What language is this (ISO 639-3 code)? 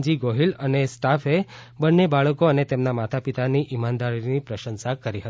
guj